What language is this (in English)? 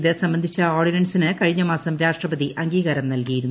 Malayalam